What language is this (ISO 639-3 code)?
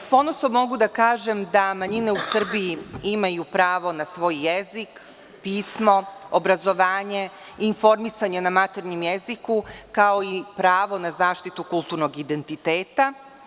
srp